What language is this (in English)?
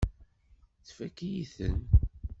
Kabyle